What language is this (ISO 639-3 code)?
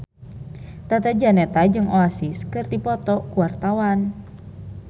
sun